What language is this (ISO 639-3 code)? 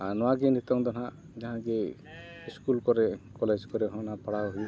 sat